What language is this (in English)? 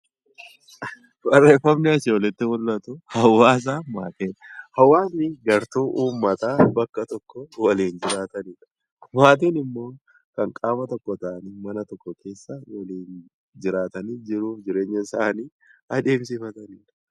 Oromo